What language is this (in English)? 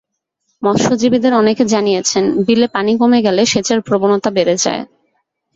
Bangla